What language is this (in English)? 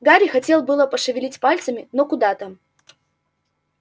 Russian